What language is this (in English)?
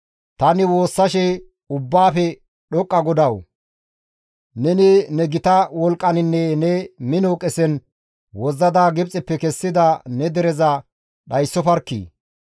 Gamo